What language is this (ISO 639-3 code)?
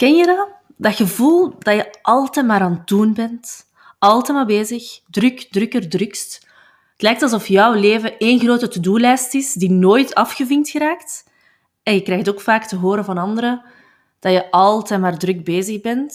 nld